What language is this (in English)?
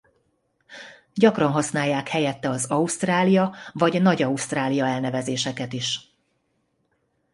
Hungarian